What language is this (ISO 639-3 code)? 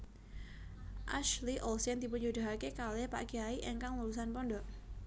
jav